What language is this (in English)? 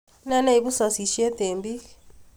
Kalenjin